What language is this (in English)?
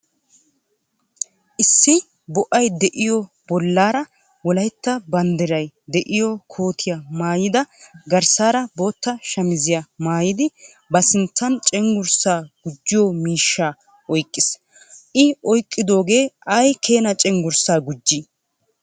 Wolaytta